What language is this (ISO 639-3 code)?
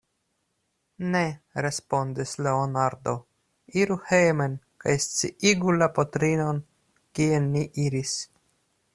epo